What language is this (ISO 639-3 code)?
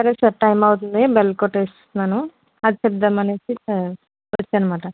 tel